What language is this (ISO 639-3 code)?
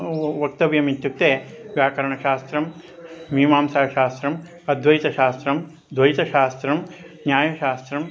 san